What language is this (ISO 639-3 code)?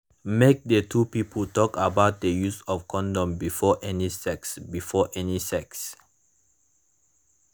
pcm